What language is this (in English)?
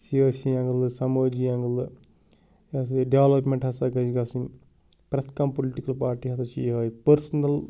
Kashmiri